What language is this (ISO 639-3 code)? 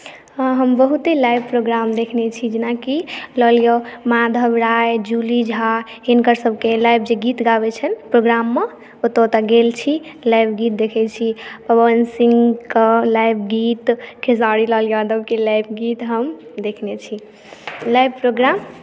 mai